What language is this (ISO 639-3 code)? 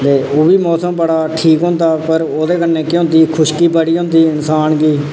doi